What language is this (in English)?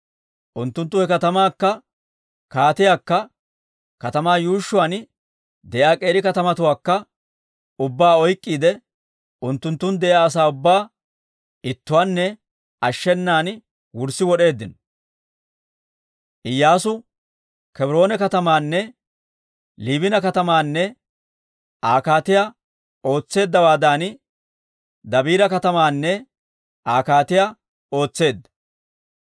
Dawro